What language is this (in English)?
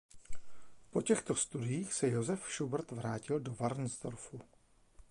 Czech